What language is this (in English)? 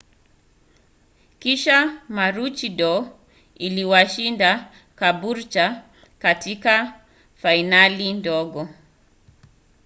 Swahili